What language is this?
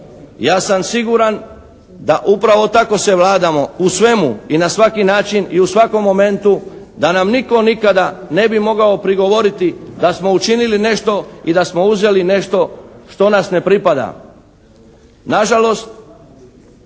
Croatian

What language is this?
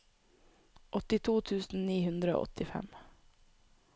Norwegian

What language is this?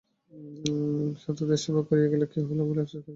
Bangla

